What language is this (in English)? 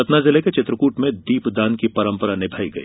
Hindi